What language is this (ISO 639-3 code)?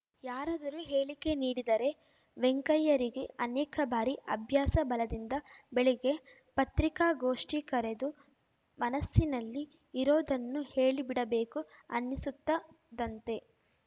kan